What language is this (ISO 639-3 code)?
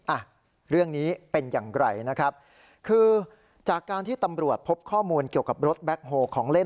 tha